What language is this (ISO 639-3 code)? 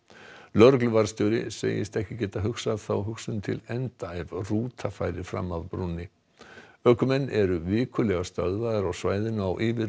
isl